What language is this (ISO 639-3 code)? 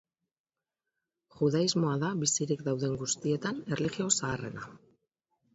eus